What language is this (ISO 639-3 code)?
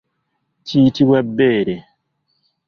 lug